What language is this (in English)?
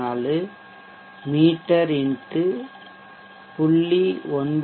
Tamil